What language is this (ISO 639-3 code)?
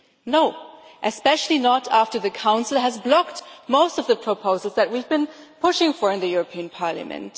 eng